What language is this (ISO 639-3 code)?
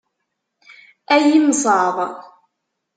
kab